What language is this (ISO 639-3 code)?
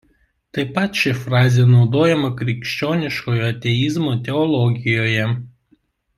lit